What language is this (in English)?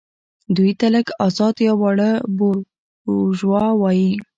Pashto